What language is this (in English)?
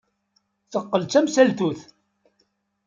Kabyle